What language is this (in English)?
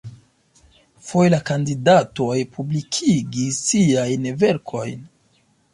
Esperanto